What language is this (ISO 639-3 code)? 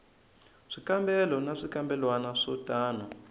tso